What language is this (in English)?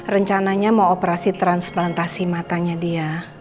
Indonesian